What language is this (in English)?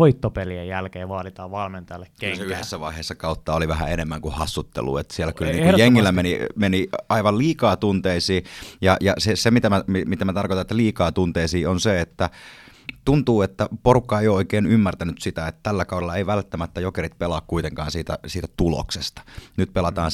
Finnish